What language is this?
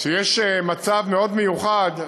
Hebrew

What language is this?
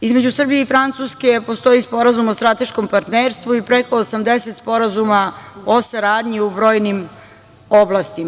Serbian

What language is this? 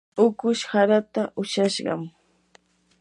Yanahuanca Pasco Quechua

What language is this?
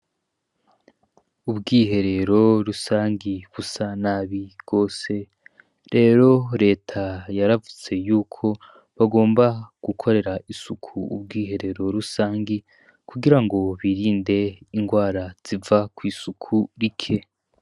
Rundi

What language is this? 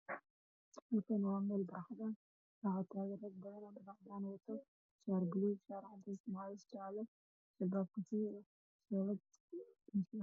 Somali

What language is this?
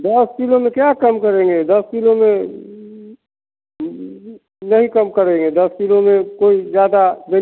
Hindi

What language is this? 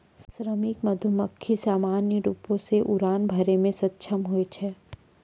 Maithili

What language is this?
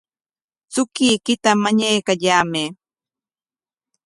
Corongo Ancash Quechua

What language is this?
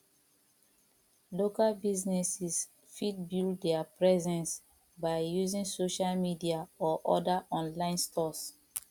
Nigerian Pidgin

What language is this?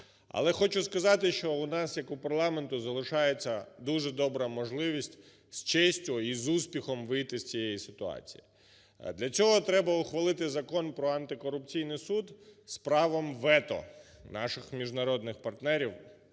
Ukrainian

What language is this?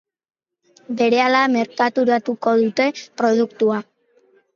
Basque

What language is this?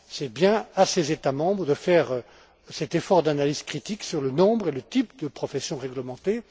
French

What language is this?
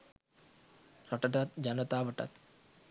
Sinhala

